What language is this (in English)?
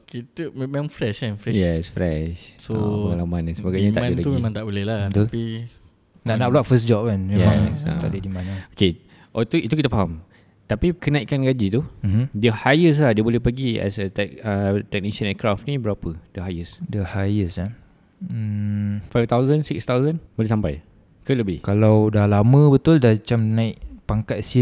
Malay